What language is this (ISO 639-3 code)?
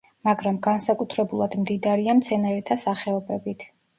kat